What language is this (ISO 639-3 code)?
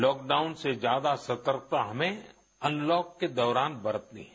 hin